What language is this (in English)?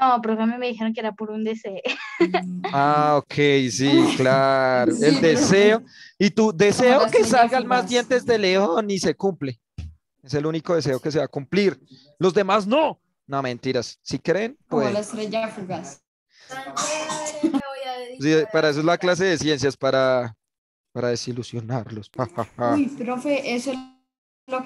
Spanish